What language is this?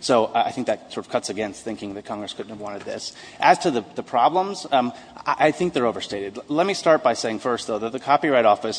English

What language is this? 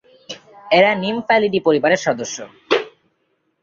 Bangla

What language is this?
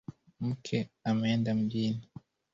Swahili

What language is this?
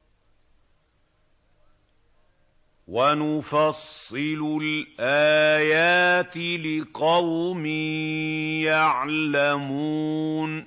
Arabic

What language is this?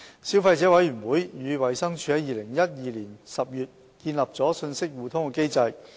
Cantonese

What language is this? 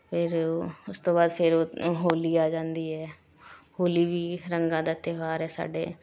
Punjabi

